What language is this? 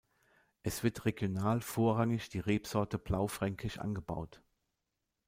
German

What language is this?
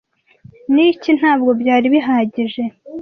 Kinyarwanda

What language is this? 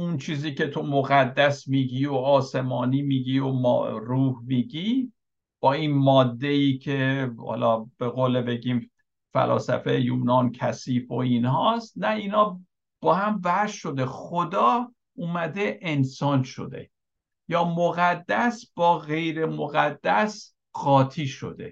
Persian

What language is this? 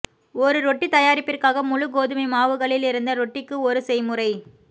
Tamil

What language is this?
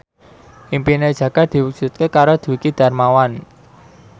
Javanese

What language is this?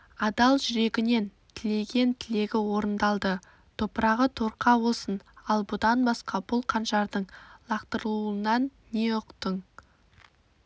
Kazakh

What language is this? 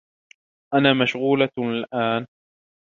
Arabic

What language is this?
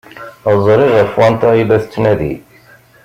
Kabyle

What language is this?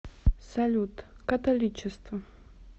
Russian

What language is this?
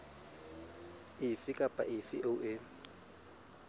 Southern Sotho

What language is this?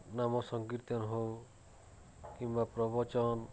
Odia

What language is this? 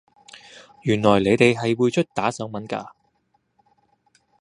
Cantonese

